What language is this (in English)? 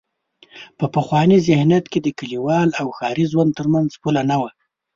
Pashto